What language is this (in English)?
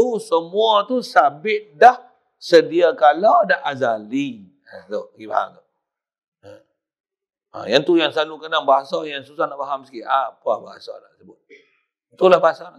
Malay